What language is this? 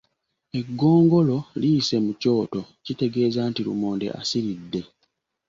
Ganda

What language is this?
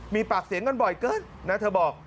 Thai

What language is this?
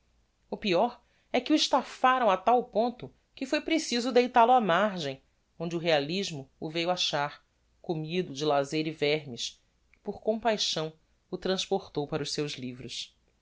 Portuguese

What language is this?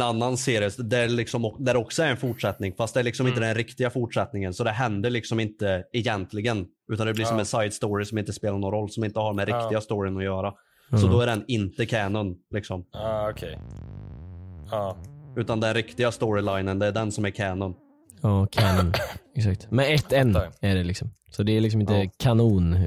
Swedish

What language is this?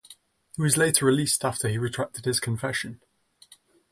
English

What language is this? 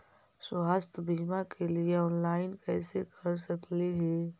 Magahi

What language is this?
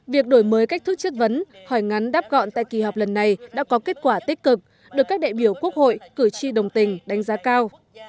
Vietnamese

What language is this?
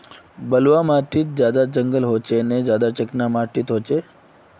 Magahi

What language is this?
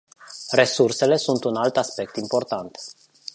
Romanian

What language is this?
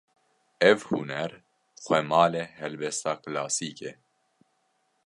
Kurdish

